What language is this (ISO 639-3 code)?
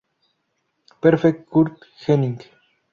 spa